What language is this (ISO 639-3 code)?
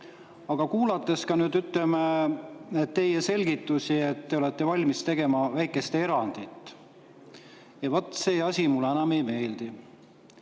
est